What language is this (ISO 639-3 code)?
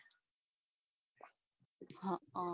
guj